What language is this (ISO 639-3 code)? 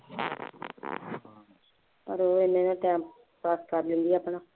pan